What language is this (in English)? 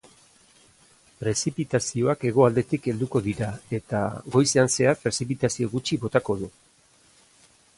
Basque